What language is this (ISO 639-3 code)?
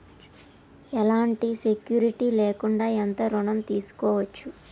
tel